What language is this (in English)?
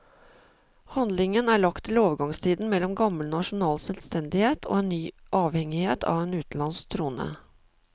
Norwegian